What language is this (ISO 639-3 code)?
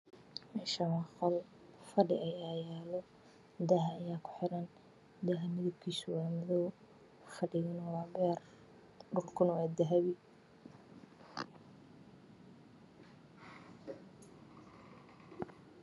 som